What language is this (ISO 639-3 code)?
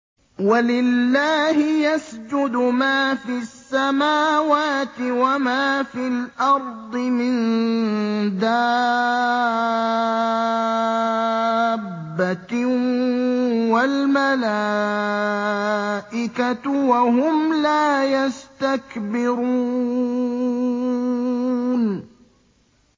ara